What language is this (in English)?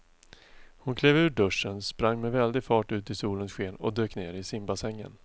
Swedish